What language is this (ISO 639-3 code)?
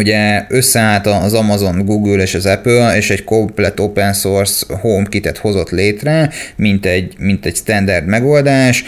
hun